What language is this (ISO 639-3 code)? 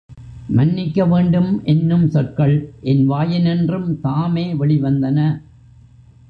tam